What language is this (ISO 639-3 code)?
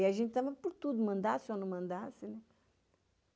por